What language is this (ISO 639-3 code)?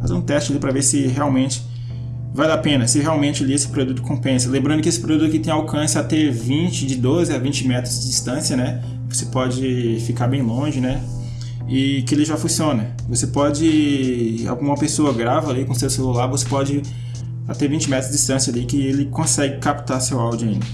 por